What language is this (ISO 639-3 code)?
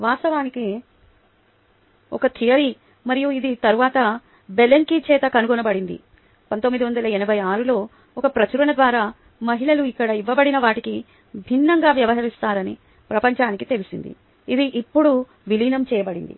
tel